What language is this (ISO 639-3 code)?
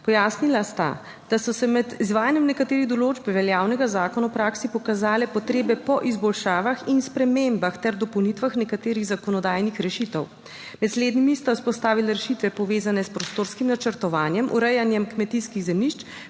slv